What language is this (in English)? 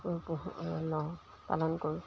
Assamese